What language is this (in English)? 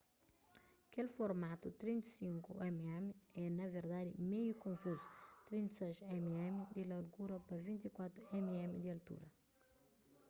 Kabuverdianu